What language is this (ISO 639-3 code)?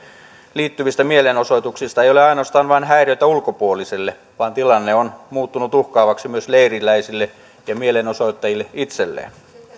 fin